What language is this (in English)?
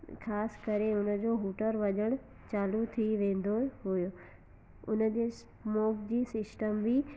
Sindhi